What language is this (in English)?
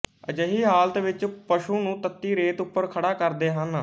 Punjabi